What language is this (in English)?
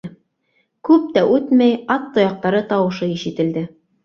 Bashkir